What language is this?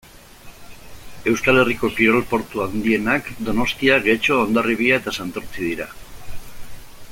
Basque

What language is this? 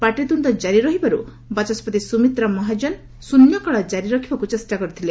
Odia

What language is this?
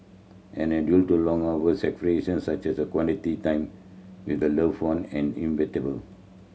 English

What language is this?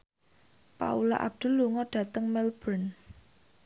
Javanese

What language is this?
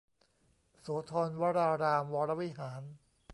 Thai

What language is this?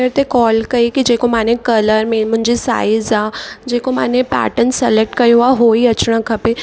Sindhi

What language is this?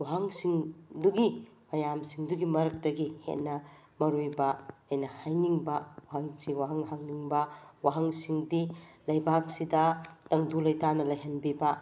Manipuri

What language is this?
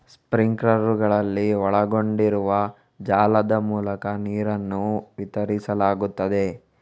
Kannada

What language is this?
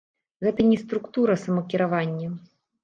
Belarusian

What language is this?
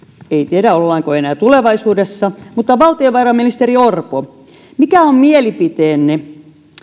Finnish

